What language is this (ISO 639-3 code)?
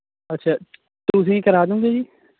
pan